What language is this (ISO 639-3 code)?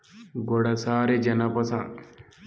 tel